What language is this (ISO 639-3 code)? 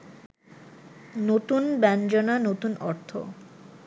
ben